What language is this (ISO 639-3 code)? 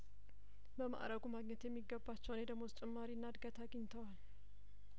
amh